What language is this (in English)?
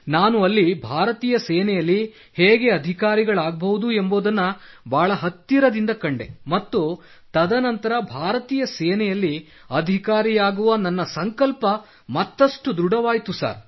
Kannada